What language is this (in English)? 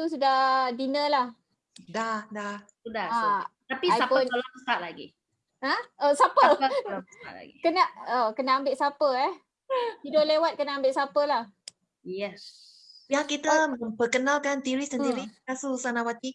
Malay